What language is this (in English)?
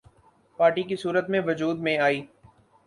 Urdu